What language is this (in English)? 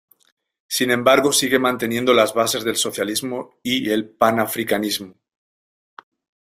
Spanish